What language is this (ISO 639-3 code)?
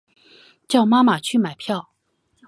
zho